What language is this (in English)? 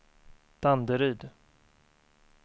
Swedish